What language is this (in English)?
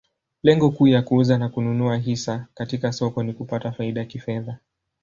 Swahili